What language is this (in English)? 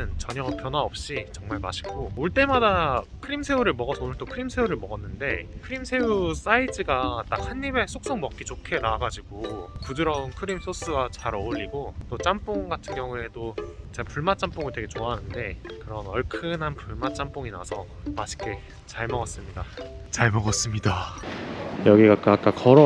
Korean